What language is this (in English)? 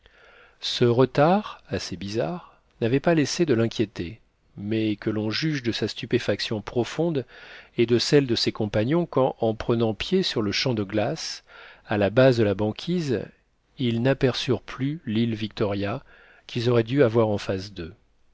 French